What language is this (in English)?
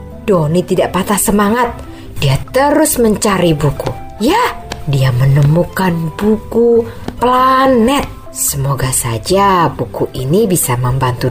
Indonesian